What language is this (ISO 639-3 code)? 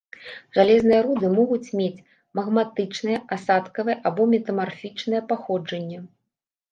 bel